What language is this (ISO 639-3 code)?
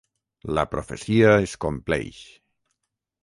cat